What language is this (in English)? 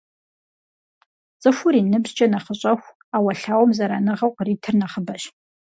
Kabardian